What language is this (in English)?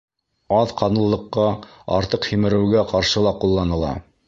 Bashkir